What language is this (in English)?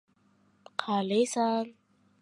Uzbek